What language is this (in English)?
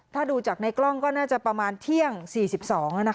Thai